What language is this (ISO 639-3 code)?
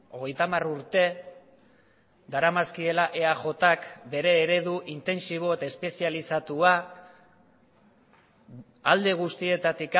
eus